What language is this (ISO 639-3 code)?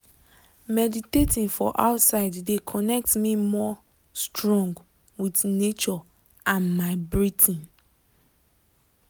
pcm